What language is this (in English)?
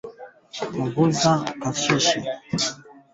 Swahili